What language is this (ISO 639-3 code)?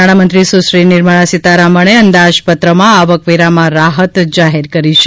guj